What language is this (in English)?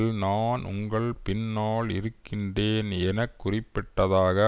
Tamil